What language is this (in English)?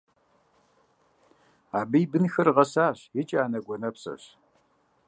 Kabardian